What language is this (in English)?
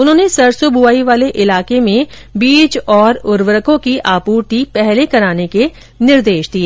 Hindi